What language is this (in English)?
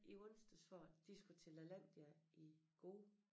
Danish